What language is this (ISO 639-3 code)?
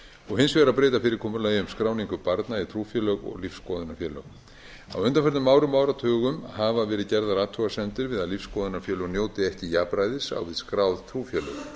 isl